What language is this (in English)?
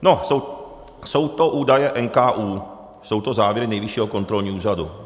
Czech